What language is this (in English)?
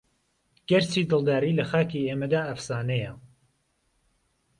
Central Kurdish